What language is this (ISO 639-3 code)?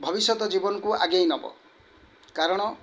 ori